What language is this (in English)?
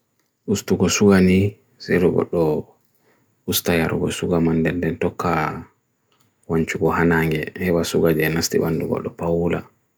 Bagirmi Fulfulde